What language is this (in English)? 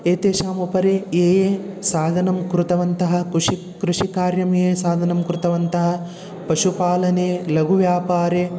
Sanskrit